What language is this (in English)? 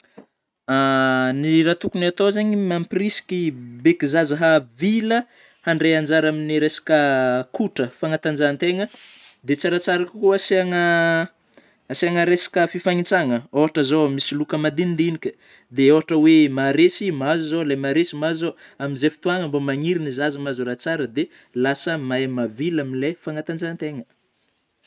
Northern Betsimisaraka Malagasy